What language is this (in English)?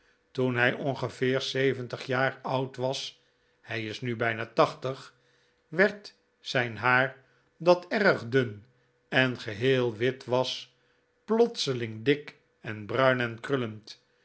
Dutch